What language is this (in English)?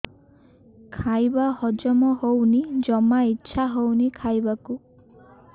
Odia